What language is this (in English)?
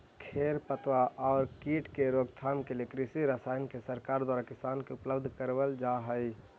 Magahi